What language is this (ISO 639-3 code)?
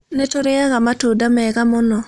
kik